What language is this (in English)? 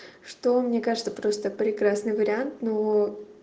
Russian